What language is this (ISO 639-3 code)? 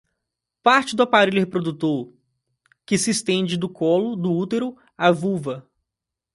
por